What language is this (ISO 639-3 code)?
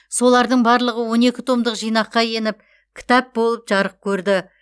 kaz